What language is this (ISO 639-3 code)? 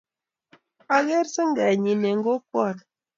kln